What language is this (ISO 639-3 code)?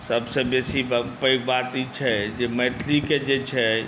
mai